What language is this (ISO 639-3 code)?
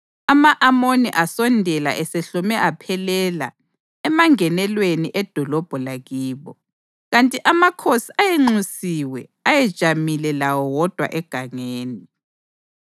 nde